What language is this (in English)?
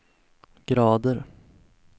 Swedish